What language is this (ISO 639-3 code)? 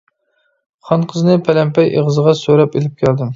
uig